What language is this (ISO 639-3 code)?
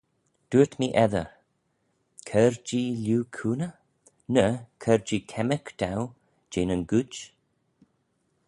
glv